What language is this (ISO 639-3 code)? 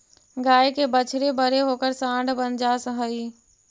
mag